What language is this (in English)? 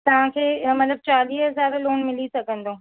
Sindhi